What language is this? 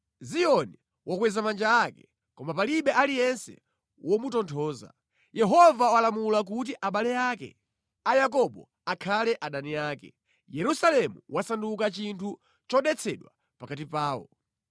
Nyanja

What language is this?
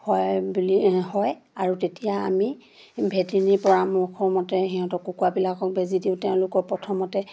Assamese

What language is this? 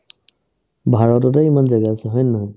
Assamese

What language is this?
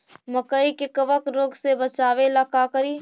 Magahi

